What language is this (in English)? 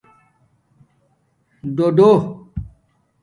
Domaaki